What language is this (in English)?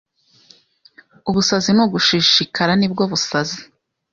Kinyarwanda